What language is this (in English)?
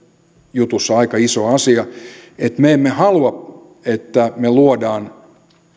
Finnish